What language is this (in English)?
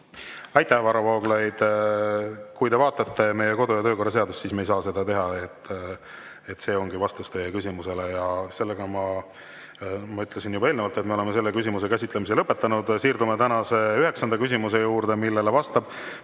Estonian